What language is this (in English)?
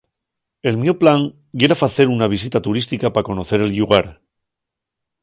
Asturian